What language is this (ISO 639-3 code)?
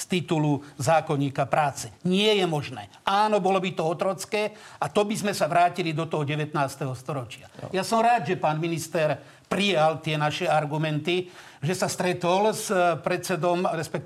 slk